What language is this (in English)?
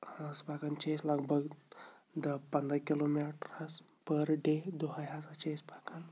Kashmiri